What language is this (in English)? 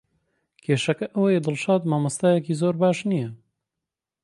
Central Kurdish